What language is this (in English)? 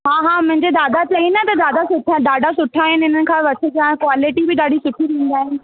Sindhi